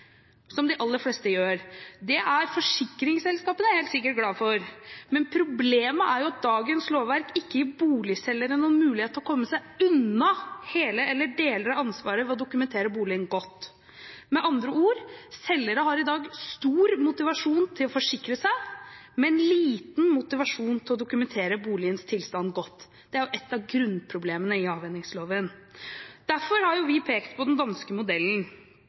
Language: Norwegian Bokmål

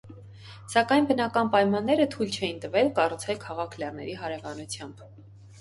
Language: Armenian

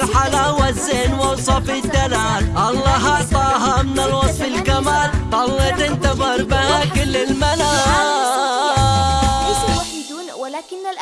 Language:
Arabic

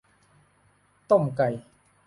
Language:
Thai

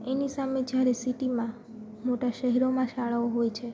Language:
Gujarati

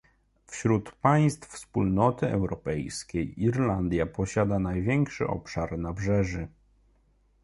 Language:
Polish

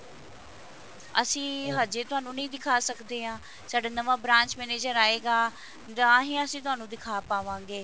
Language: Punjabi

